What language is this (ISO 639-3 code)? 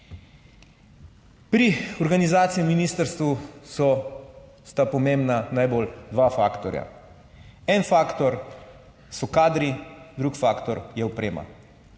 slv